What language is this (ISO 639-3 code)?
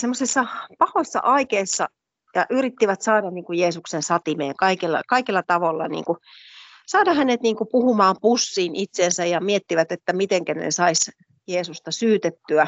fin